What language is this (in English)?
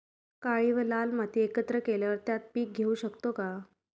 Marathi